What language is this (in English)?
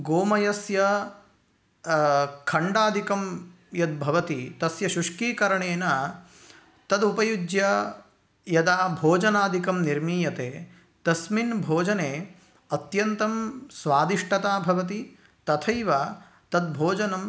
Sanskrit